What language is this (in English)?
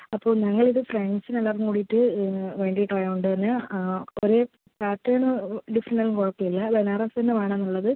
Malayalam